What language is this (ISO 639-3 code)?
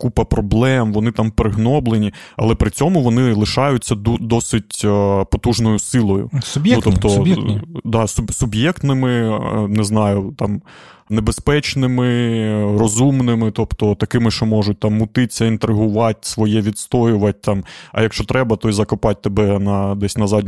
ukr